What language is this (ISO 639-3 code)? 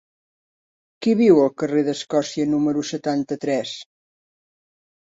cat